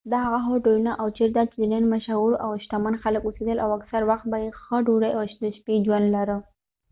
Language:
Pashto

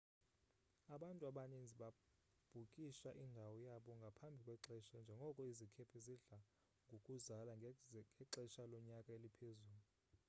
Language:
Xhosa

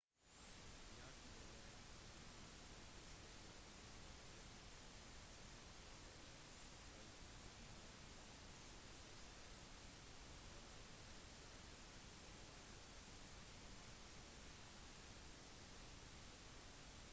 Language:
Norwegian Bokmål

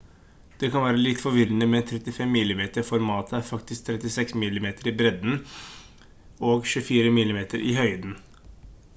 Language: Norwegian Bokmål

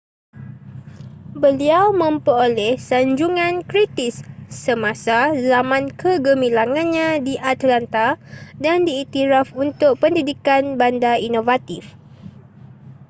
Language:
Malay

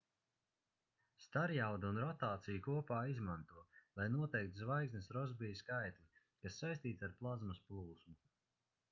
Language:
Latvian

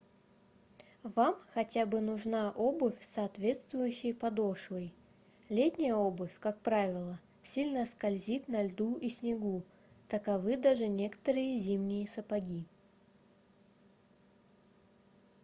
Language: Russian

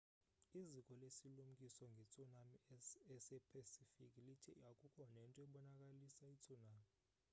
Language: Xhosa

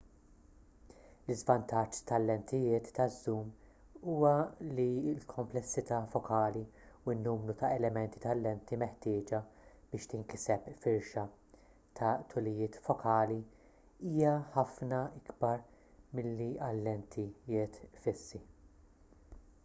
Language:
Maltese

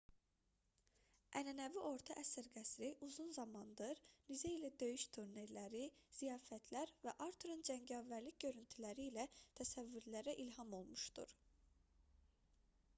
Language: Azerbaijani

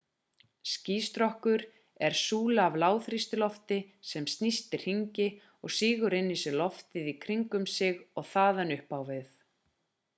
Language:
Icelandic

